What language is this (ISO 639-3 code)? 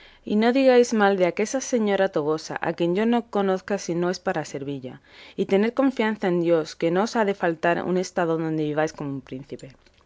spa